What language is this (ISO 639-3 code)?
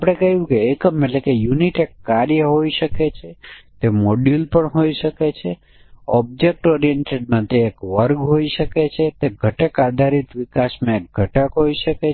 guj